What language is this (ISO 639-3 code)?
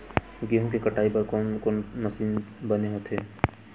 hne